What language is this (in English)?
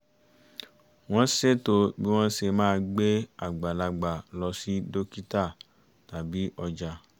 Yoruba